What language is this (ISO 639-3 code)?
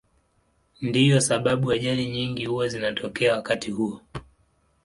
swa